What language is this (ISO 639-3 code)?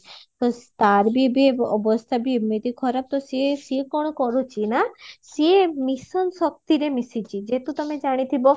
ori